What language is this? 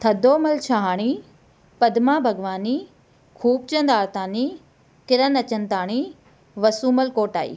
Sindhi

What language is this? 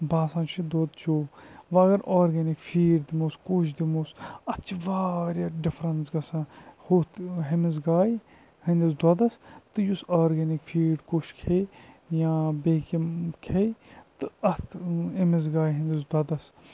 Kashmiri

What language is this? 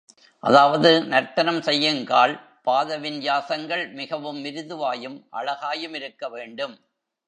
Tamil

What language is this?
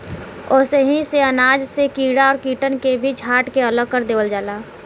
Bhojpuri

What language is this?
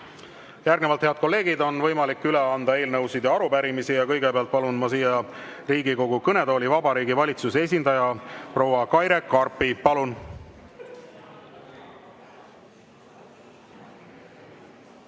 Estonian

